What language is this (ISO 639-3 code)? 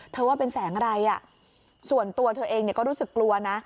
tha